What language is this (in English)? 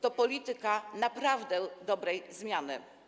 Polish